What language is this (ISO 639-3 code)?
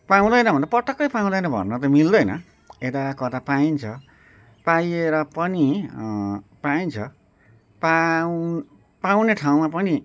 nep